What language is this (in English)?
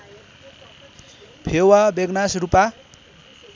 Nepali